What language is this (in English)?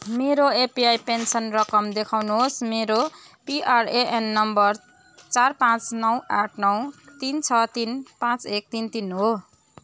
Nepali